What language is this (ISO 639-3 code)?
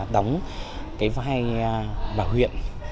vie